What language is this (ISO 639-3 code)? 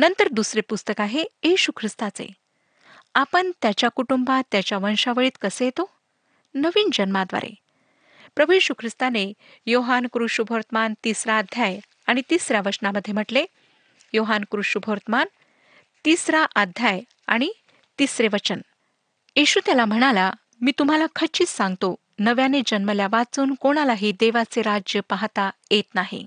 mar